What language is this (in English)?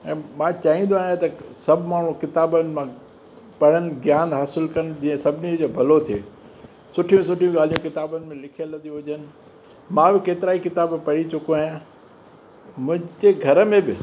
Sindhi